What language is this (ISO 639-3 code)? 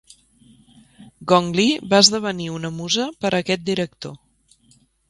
cat